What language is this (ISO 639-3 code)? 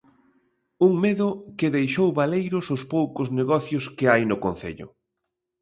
glg